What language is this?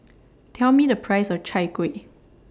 English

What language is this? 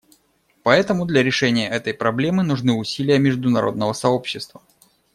Russian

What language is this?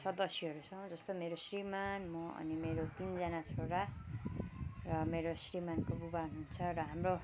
Nepali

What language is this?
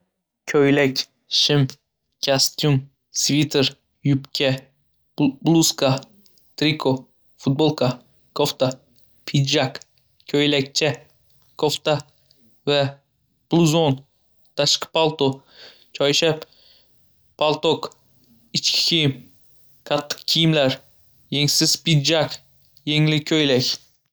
Uzbek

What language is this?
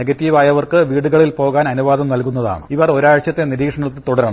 Malayalam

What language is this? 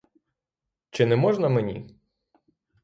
Ukrainian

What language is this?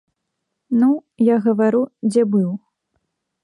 Belarusian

